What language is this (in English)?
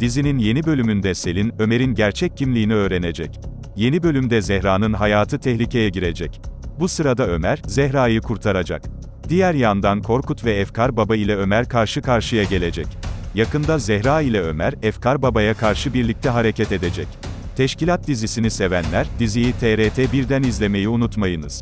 Turkish